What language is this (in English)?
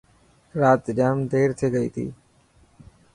Dhatki